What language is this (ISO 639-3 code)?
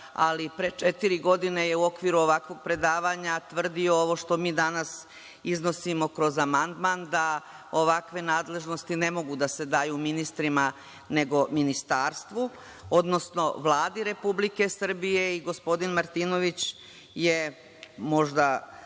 srp